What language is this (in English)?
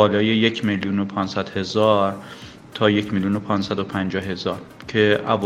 Persian